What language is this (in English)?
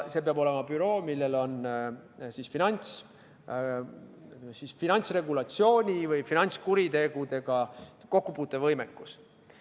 Estonian